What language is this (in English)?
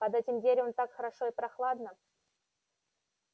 Russian